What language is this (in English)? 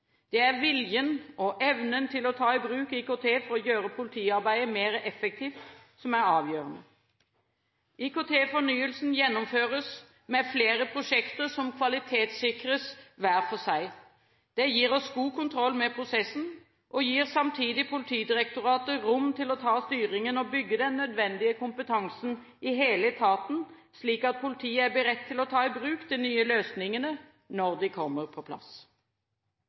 Norwegian Bokmål